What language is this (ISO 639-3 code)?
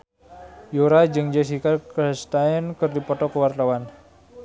sun